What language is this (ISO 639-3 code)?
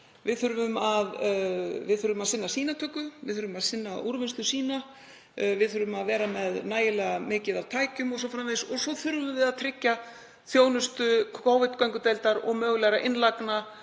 isl